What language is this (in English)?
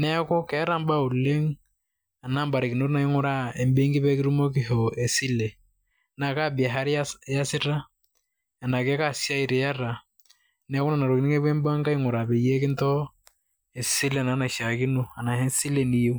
Masai